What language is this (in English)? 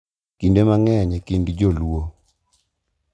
Luo (Kenya and Tanzania)